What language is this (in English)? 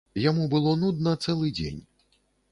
Belarusian